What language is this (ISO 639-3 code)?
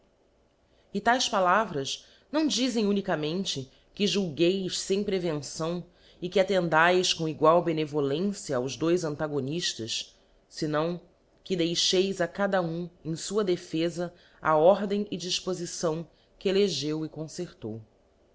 por